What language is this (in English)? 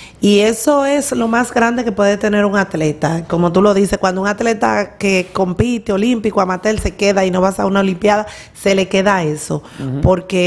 Spanish